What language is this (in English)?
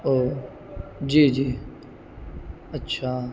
Urdu